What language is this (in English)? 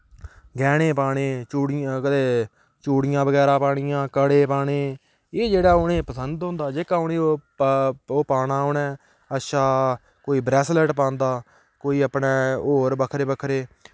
Dogri